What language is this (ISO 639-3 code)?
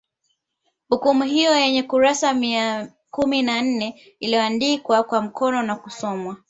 swa